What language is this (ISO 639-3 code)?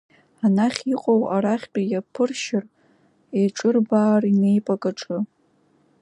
abk